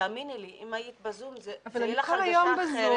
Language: Hebrew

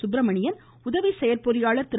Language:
Tamil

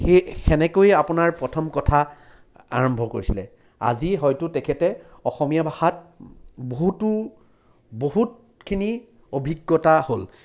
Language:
Assamese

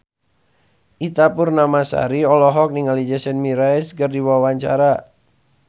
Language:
Sundanese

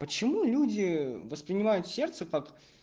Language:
Russian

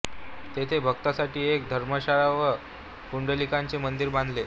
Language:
Marathi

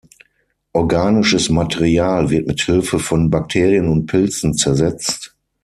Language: German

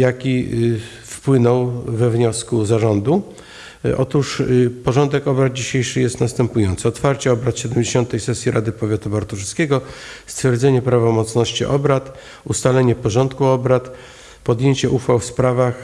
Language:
Polish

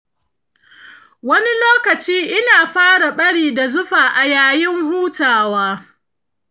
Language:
Hausa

